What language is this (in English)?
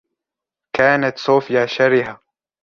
Arabic